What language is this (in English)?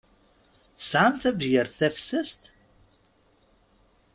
Kabyle